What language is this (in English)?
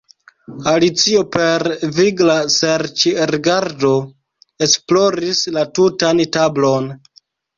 Esperanto